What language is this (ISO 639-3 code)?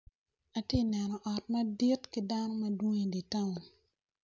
ach